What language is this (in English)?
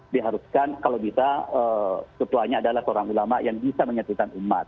Indonesian